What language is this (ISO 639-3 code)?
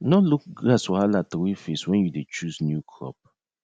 pcm